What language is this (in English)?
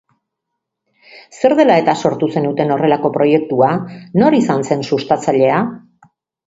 Basque